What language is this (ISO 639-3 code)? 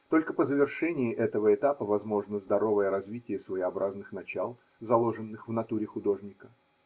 rus